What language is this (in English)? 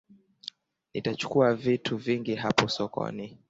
Swahili